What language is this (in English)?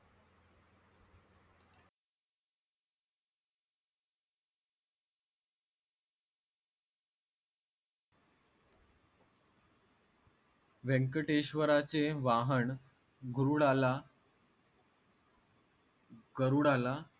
Marathi